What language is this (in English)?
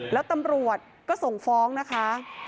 Thai